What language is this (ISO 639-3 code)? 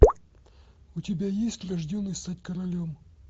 rus